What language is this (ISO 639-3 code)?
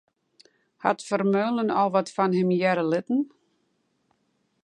fry